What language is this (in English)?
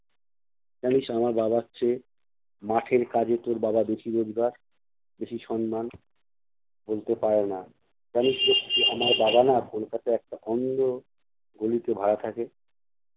Bangla